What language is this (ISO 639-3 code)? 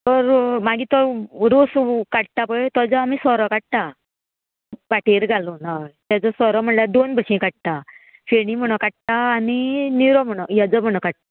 kok